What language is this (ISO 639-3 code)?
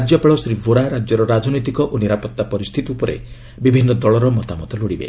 ori